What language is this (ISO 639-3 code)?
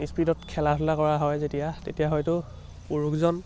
asm